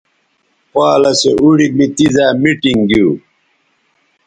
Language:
Bateri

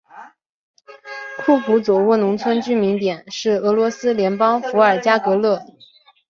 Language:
Chinese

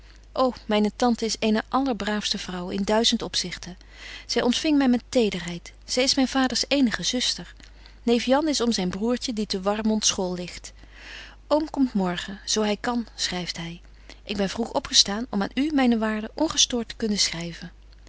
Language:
Dutch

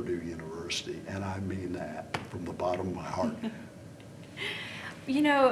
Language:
English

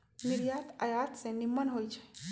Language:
Magahi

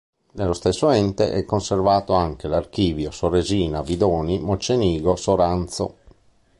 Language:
Italian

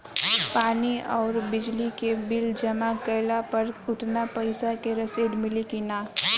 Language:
Bhojpuri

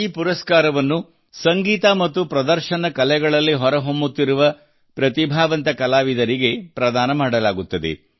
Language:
Kannada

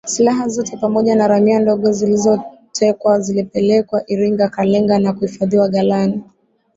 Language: Swahili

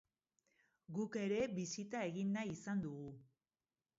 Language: Basque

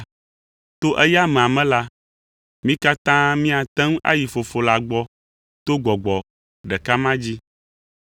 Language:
Ewe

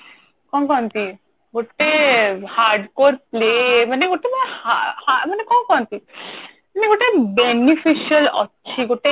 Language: Odia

